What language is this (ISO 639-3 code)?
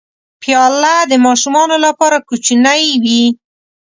pus